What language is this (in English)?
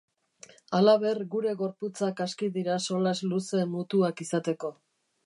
Basque